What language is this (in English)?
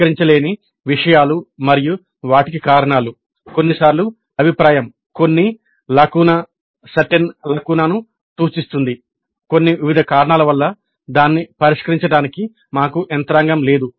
Telugu